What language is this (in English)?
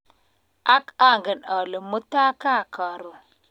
Kalenjin